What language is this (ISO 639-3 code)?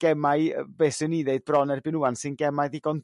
cym